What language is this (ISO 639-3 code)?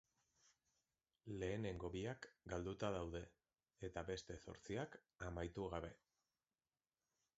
eus